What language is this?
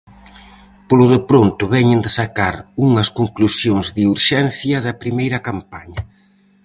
Galician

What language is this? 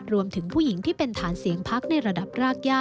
Thai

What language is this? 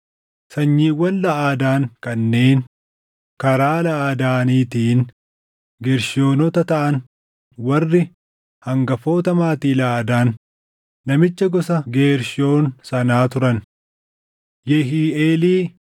Oromo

